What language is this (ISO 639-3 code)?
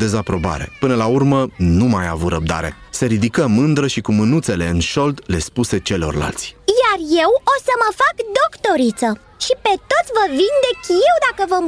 ron